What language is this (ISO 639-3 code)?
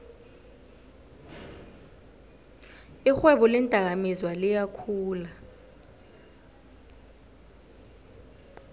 nbl